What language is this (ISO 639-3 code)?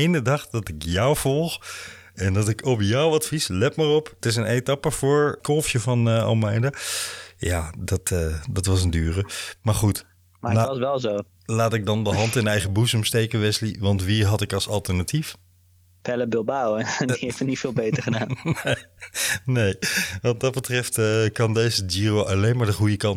nld